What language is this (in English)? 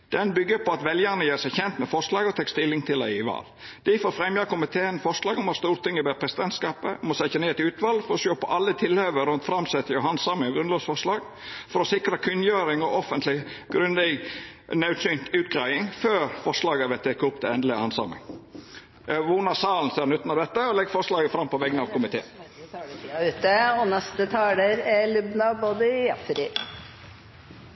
Norwegian Nynorsk